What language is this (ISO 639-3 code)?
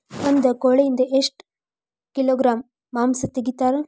kan